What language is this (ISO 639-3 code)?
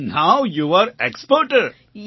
guj